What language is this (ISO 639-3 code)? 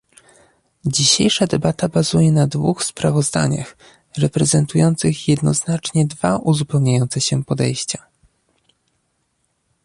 pol